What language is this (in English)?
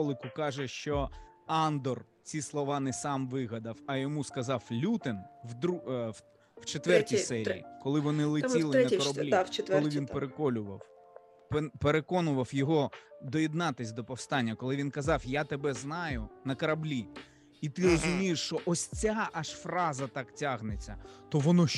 Ukrainian